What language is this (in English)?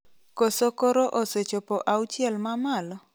Luo (Kenya and Tanzania)